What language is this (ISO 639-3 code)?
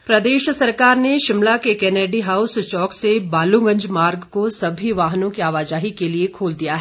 hin